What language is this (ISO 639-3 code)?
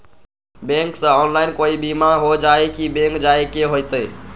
mag